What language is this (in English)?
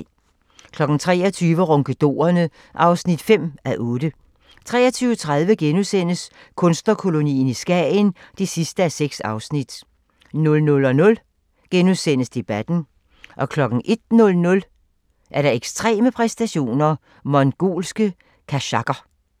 Danish